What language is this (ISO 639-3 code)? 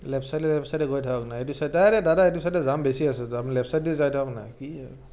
asm